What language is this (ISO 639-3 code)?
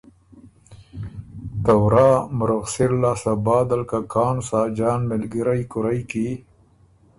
oru